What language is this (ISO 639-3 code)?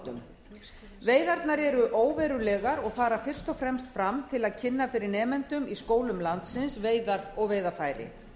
isl